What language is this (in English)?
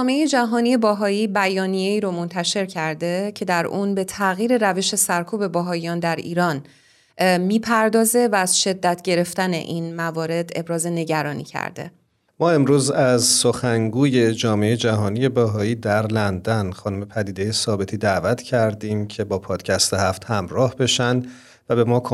Persian